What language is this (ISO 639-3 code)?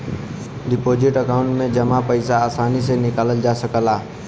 bho